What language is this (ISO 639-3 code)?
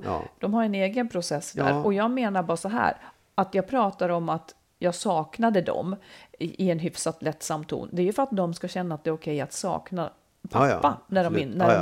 swe